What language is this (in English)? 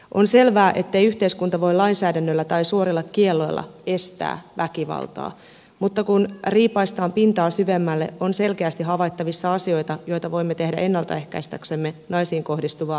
Finnish